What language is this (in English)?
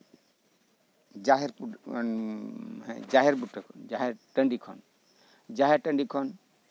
Santali